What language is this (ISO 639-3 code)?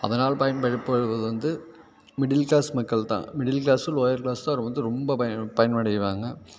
tam